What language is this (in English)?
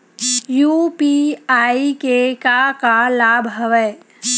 Chhattisgarhi